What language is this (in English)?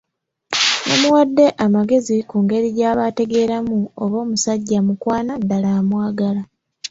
Ganda